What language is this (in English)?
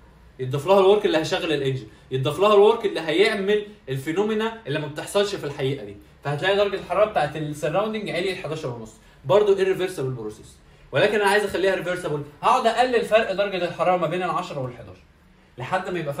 Arabic